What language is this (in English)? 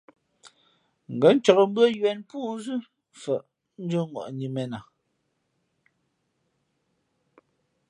Fe'fe'